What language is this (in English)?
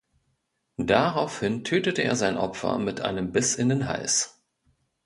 German